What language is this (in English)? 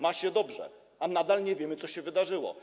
Polish